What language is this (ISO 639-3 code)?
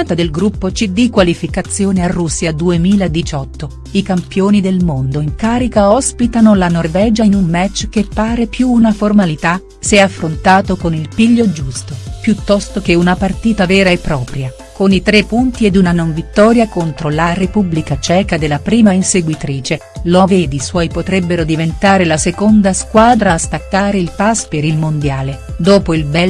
ita